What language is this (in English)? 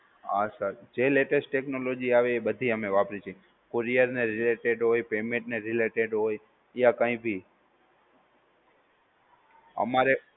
Gujarati